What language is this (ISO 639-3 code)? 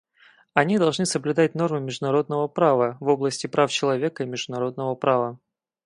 rus